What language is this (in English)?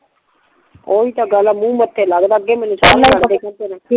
Punjabi